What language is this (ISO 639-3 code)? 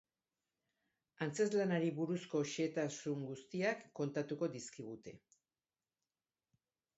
eus